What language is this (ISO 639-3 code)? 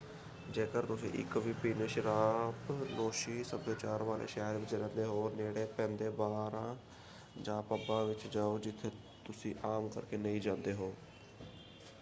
pan